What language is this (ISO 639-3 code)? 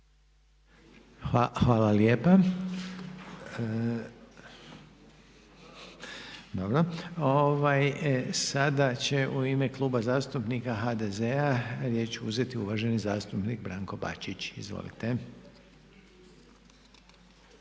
hrv